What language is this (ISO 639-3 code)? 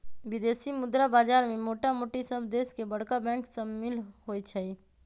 mag